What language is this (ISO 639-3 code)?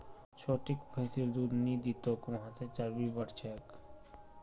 mag